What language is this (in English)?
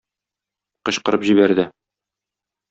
Tatar